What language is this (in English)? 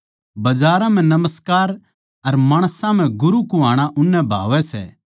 Haryanvi